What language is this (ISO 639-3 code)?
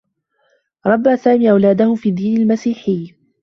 ara